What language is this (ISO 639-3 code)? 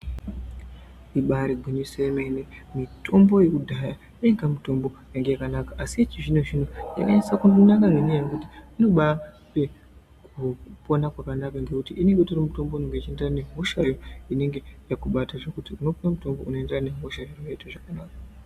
ndc